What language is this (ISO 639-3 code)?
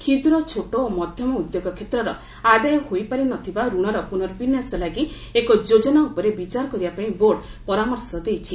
ori